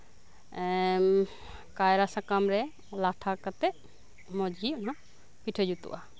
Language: Santali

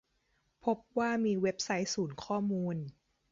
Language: Thai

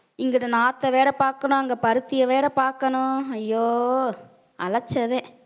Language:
Tamil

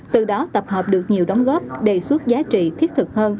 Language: Vietnamese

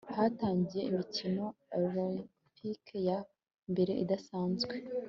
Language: Kinyarwanda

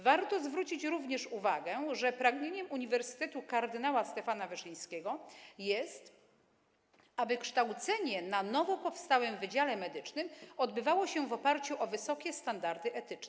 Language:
Polish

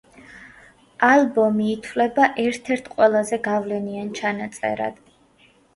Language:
Georgian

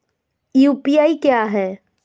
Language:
Hindi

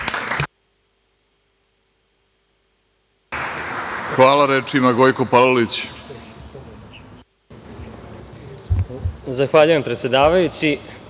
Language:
Serbian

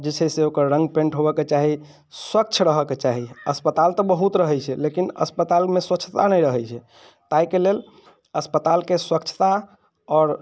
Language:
Maithili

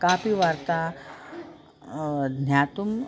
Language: Sanskrit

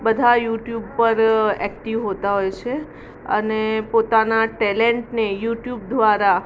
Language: Gujarati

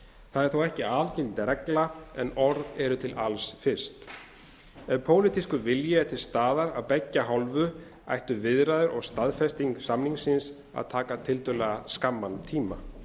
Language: Icelandic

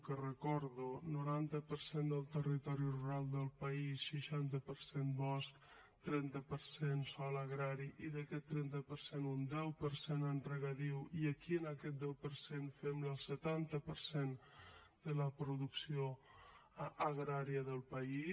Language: Catalan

